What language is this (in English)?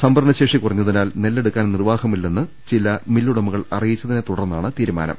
Malayalam